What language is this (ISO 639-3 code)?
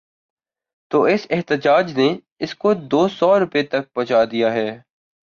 urd